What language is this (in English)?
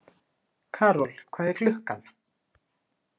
Icelandic